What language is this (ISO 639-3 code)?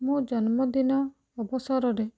ori